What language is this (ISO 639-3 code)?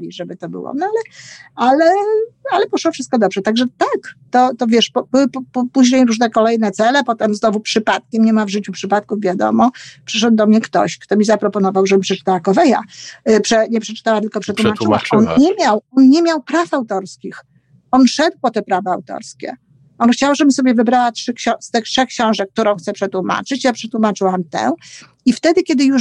pol